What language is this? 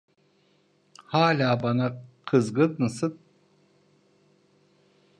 Turkish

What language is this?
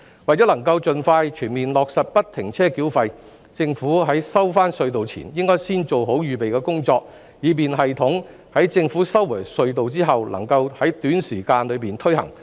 Cantonese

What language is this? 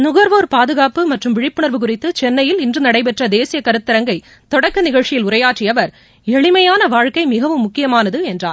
Tamil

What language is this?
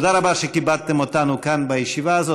Hebrew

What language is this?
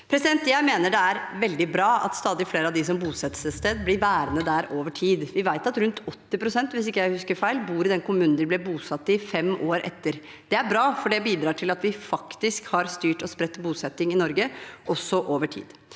Norwegian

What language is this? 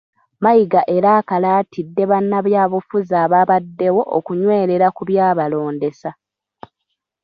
Ganda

